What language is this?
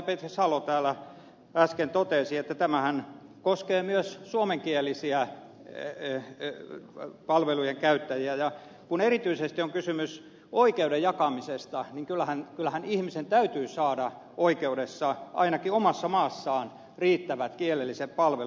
Finnish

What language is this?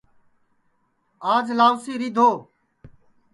Sansi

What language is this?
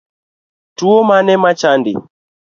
Luo (Kenya and Tanzania)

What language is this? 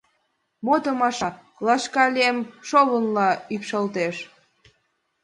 Mari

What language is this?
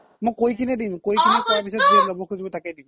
Assamese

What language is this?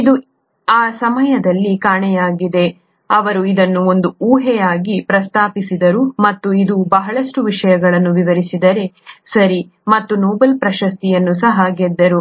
Kannada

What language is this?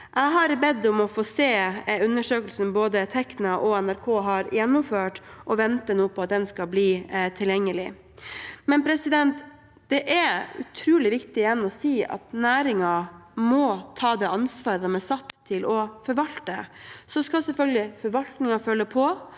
Norwegian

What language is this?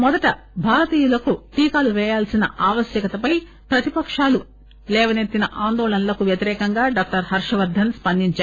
Telugu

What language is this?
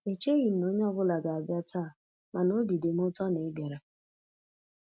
Igbo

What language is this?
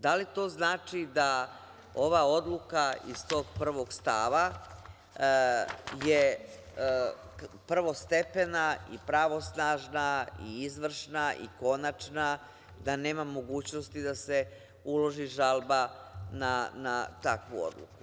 Serbian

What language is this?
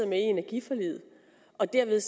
Danish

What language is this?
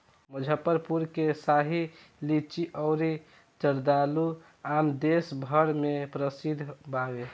Bhojpuri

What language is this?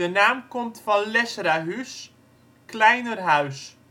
Dutch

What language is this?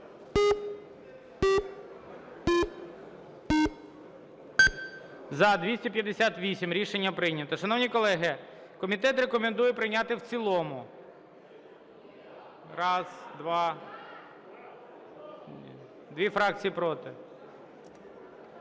Ukrainian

